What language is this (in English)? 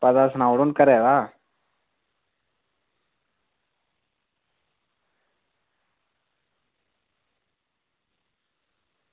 Dogri